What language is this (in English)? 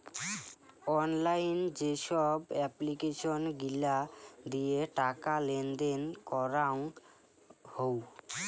Bangla